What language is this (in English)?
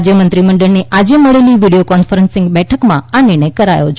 Gujarati